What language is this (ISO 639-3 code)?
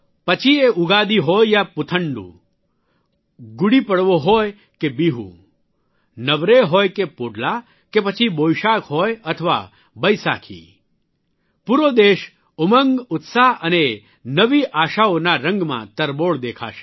guj